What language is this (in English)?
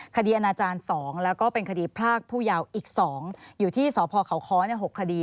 Thai